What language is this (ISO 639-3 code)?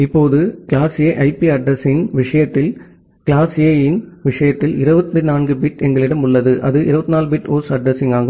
tam